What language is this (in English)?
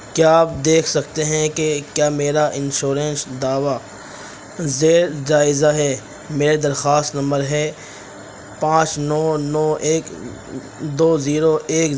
Urdu